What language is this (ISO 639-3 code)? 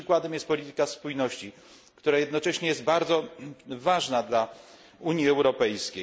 pol